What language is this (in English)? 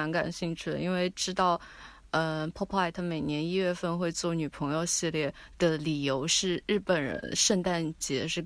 Chinese